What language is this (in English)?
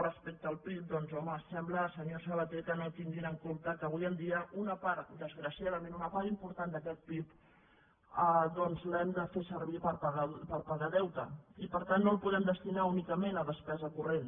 Catalan